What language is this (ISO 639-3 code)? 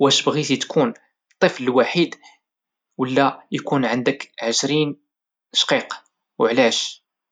ary